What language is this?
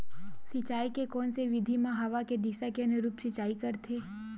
Chhattisgarhi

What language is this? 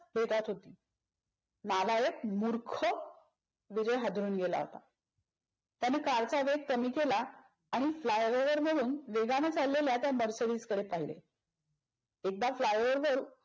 Marathi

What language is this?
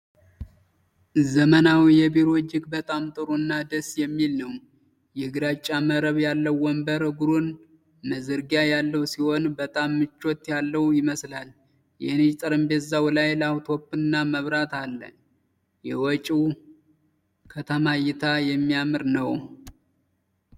Amharic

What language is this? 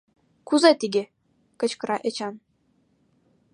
Mari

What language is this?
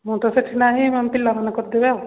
Odia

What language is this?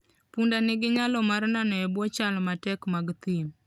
Luo (Kenya and Tanzania)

